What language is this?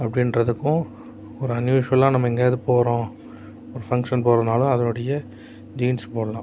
Tamil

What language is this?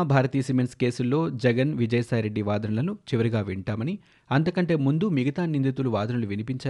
Telugu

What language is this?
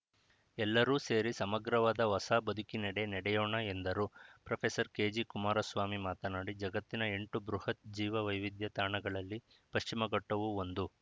Kannada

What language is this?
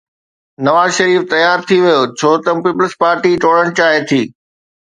Sindhi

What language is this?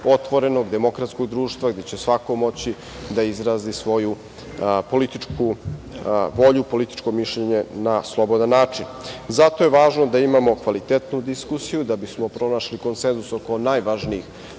Serbian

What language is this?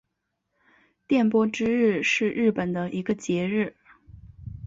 Chinese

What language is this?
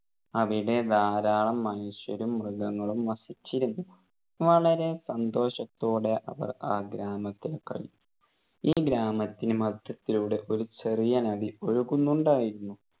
Malayalam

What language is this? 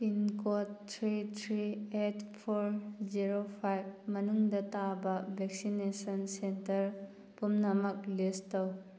Manipuri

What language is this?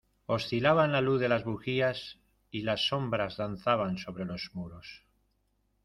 Spanish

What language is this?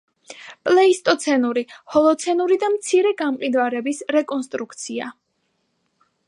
Georgian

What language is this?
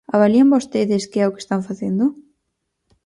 Galician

